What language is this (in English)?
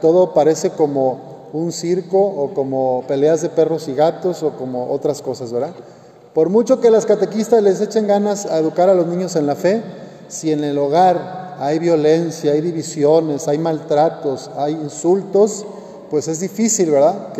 Spanish